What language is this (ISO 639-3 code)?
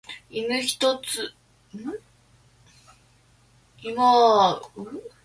jpn